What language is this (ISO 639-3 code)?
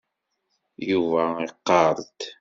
kab